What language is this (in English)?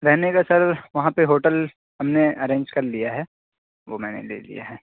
Urdu